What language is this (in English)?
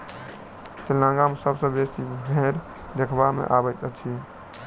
Maithili